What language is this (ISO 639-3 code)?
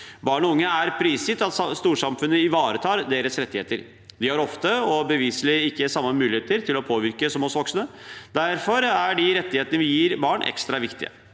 nor